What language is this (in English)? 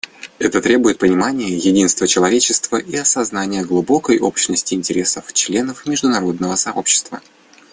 Russian